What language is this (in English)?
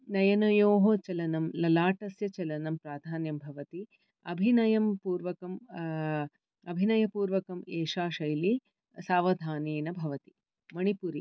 Sanskrit